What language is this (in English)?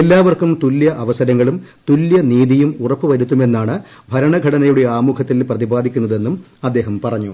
Malayalam